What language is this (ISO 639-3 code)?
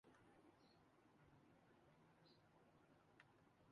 urd